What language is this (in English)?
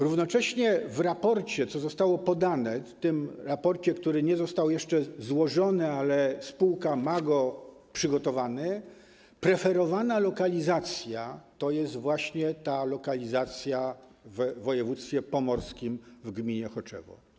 Polish